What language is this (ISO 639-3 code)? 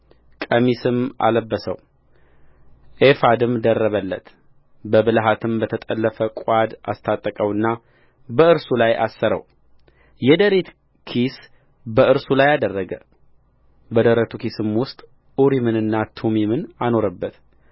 amh